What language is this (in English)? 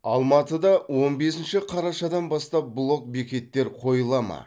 Kazakh